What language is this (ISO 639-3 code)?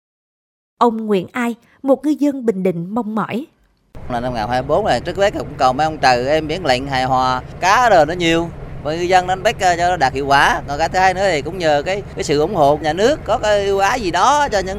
vie